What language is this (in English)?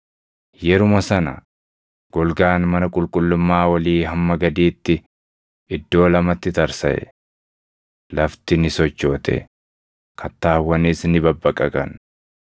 Oromo